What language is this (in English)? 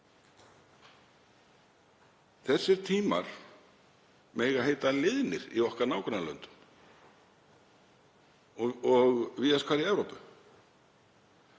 Icelandic